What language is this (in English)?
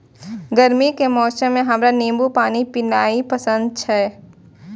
Maithili